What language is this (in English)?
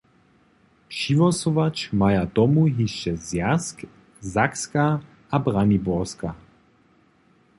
Upper Sorbian